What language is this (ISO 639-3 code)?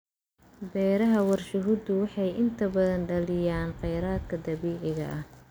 som